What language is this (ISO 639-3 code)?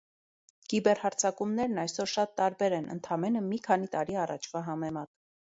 hye